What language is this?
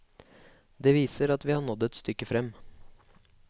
Norwegian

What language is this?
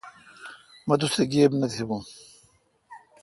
Kalkoti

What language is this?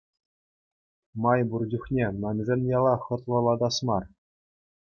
Chuvash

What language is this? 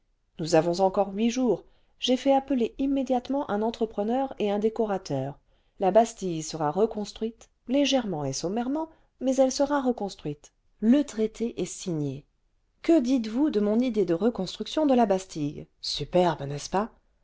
French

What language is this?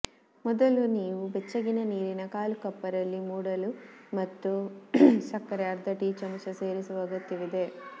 Kannada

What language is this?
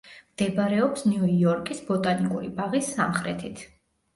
Georgian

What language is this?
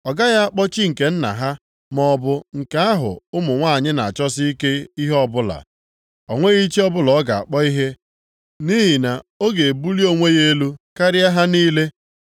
Igbo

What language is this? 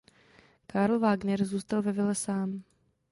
Czech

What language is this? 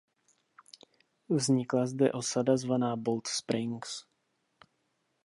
Czech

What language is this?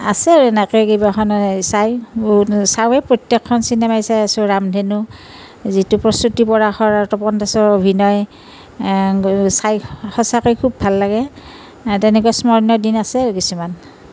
Assamese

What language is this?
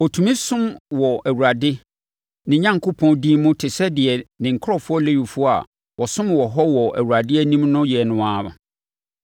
Akan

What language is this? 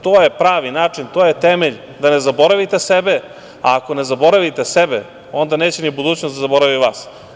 Serbian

